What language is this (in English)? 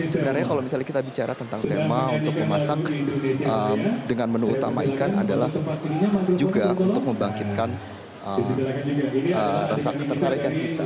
Indonesian